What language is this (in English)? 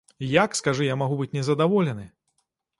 Belarusian